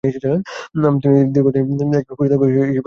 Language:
Bangla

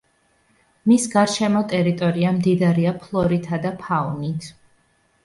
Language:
Georgian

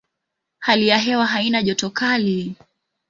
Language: Swahili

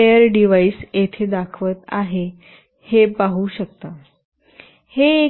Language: Marathi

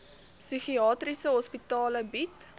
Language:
Afrikaans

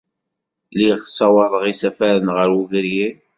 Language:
Kabyle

